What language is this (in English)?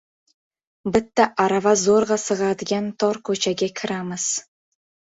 Uzbek